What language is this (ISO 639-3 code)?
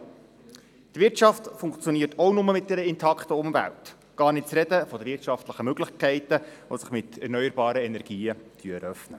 gsw